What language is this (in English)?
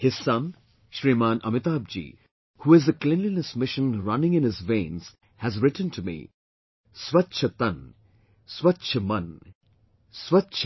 English